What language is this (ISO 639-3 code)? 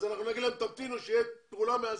heb